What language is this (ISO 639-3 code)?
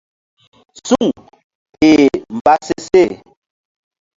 mdd